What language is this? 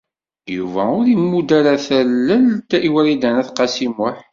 Kabyle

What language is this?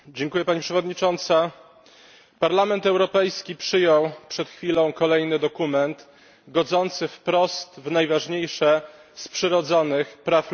Polish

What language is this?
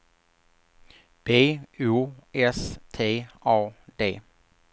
Swedish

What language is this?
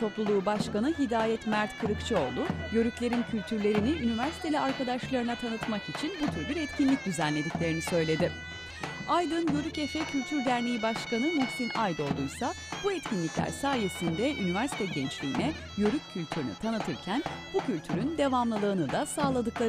Turkish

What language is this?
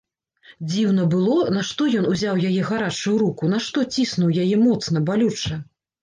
Belarusian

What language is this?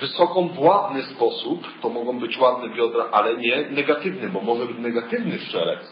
Polish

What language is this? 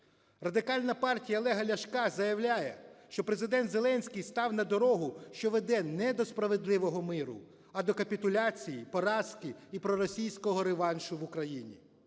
Ukrainian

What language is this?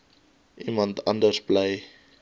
Afrikaans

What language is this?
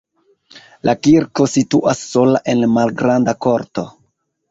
Esperanto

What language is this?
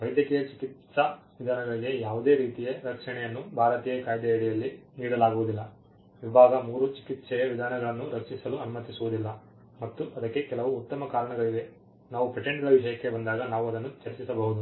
Kannada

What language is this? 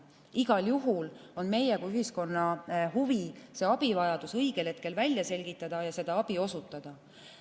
Estonian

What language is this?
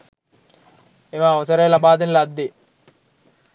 Sinhala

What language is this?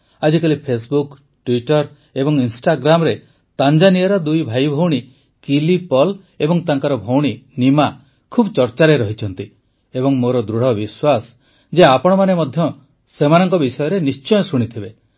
Odia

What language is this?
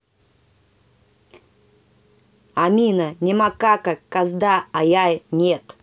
Russian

